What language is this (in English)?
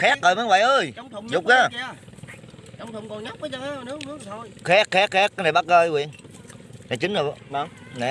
Vietnamese